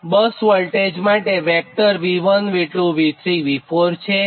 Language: Gujarati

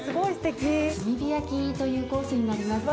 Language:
Japanese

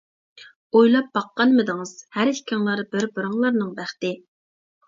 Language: Uyghur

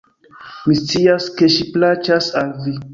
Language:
Esperanto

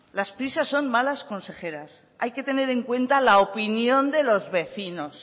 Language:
Spanish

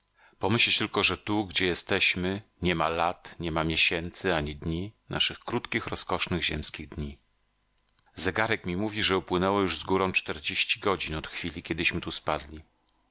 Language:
Polish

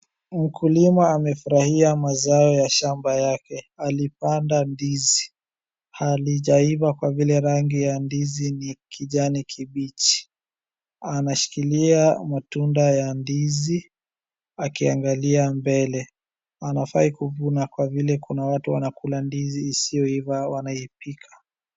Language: Swahili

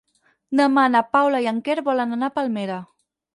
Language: Catalan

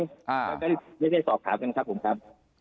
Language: Thai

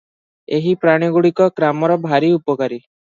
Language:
Odia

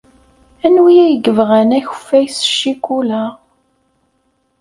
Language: Kabyle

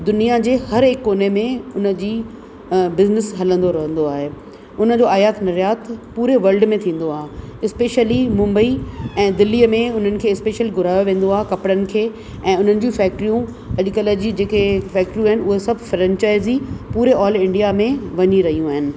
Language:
Sindhi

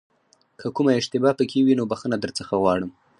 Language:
Pashto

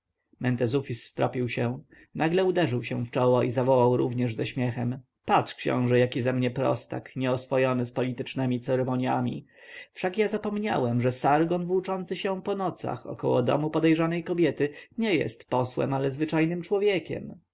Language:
Polish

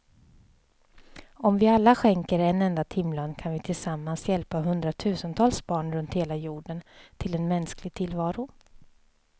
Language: Swedish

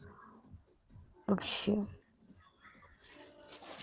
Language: Russian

